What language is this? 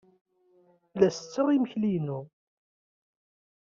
Kabyle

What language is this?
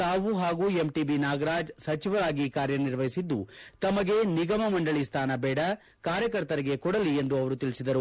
Kannada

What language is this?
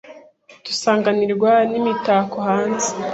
Kinyarwanda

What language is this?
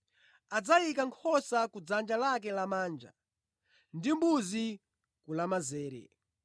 Nyanja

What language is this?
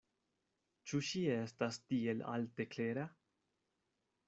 Esperanto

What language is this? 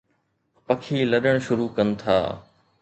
Sindhi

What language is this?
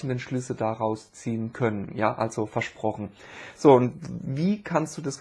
German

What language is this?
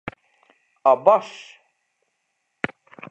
Hungarian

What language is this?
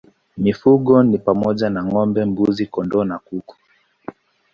Swahili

